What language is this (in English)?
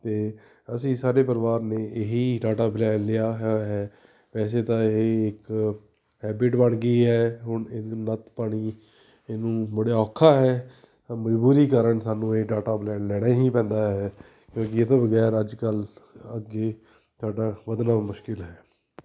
Punjabi